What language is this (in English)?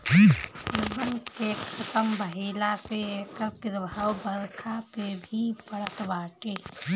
Bhojpuri